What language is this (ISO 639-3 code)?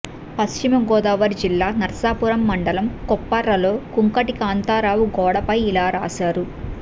tel